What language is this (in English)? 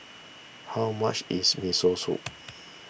English